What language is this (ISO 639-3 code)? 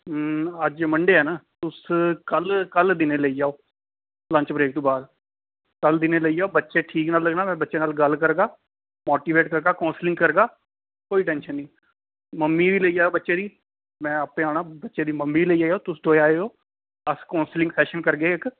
doi